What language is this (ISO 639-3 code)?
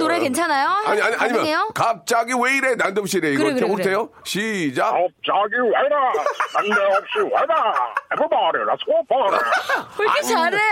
kor